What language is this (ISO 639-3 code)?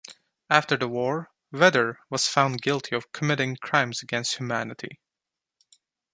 eng